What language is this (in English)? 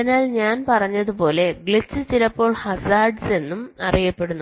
Malayalam